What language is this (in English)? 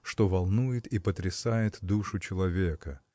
Russian